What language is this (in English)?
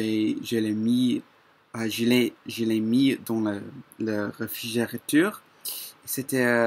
French